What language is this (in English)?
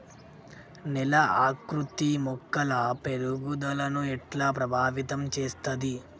Telugu